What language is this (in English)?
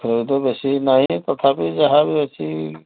Odia